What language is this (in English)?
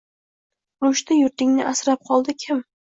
Uzbek